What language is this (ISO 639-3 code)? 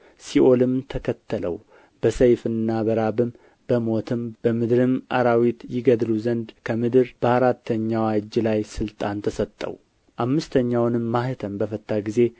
amh